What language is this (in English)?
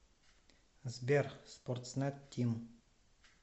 Russian